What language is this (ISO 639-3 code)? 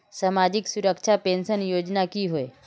mag